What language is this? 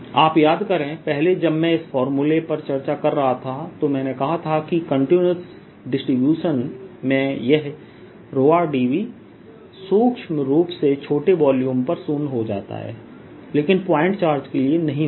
Hindi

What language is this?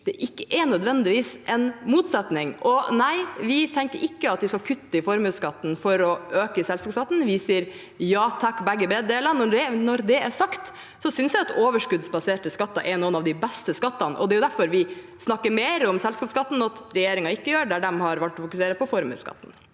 Norwegian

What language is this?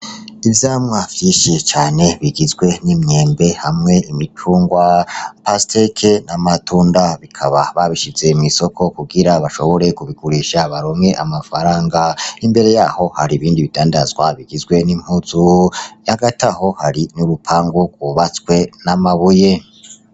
Rundi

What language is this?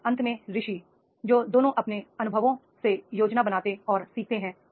Hindi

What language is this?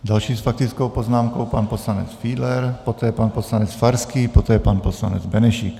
Czech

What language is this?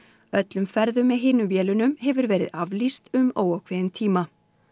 Icelandic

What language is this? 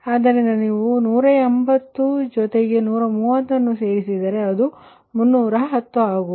Kannada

